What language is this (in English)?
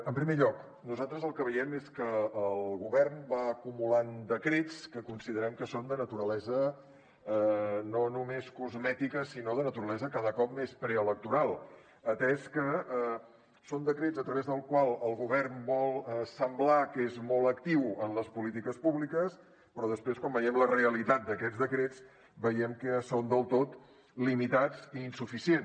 Catalan